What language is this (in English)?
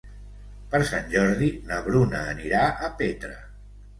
Catalan